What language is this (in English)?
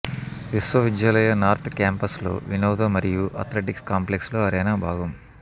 Telugu